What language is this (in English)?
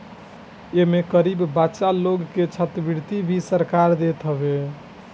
Bhojpuri